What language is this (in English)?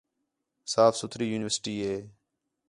Khetrani